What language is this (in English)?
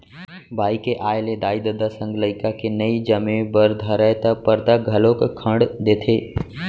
Chhattisgarhi